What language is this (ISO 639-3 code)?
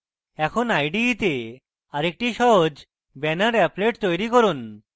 ben